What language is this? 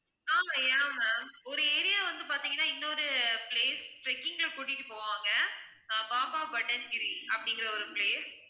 Tamil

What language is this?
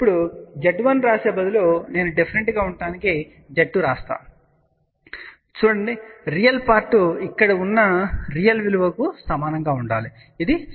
Telugu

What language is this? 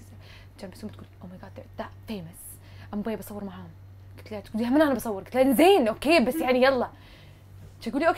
Arabic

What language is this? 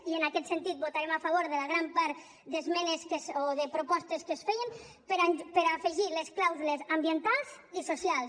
Catalan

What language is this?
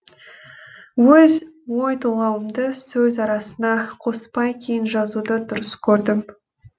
Kazakh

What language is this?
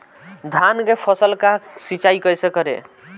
Bhojpuri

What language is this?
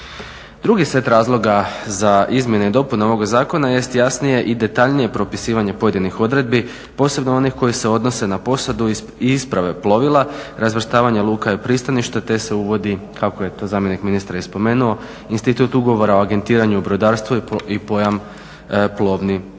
Croatian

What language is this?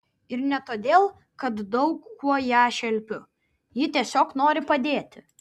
Lithuanian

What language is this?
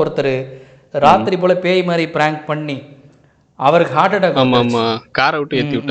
Tamil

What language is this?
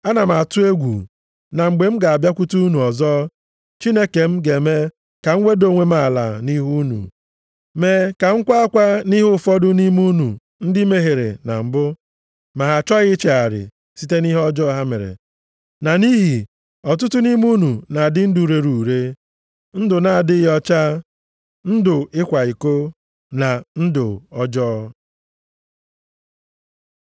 Igbo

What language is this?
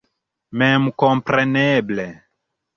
Esperanto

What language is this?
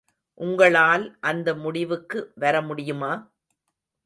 Tamil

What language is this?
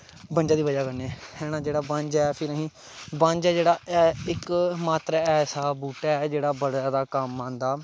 Dogri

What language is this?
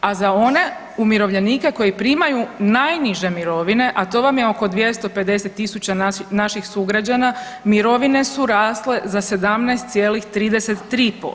Croatian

